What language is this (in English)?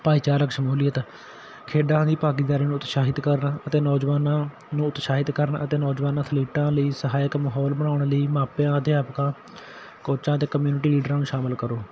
Punjabi